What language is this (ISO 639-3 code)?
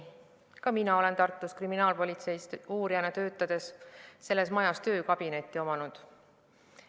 est